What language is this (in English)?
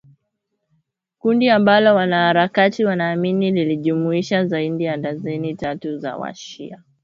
Swahili